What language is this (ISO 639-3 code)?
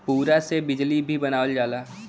bho